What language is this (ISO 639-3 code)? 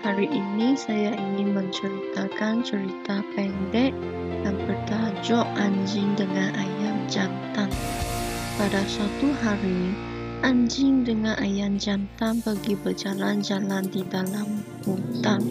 msa